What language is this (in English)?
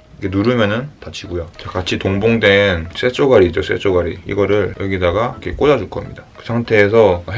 Korean